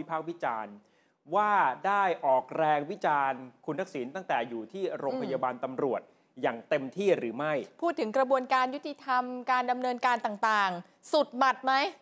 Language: Thai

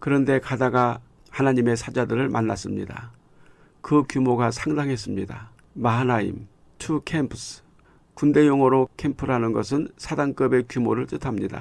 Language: Korean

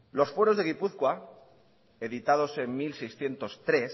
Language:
Spanish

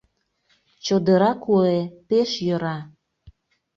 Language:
Mari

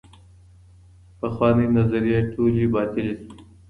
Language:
Pashto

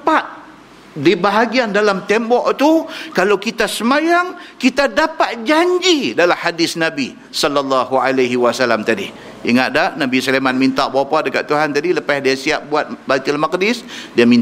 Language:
Malay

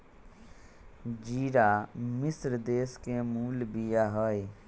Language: Magahi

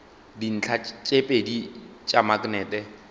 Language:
Northern Sotho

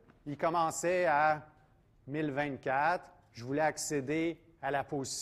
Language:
French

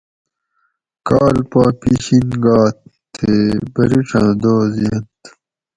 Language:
Gawri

